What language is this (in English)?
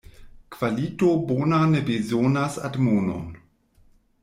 Esperanto